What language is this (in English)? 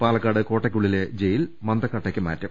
Malayalam